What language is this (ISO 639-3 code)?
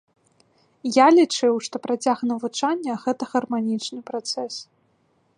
bel